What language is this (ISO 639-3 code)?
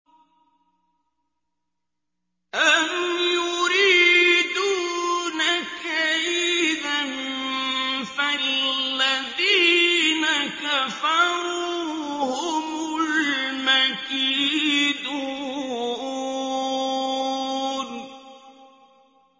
ara